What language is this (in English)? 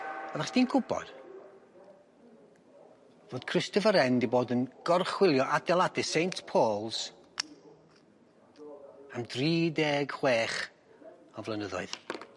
Welsh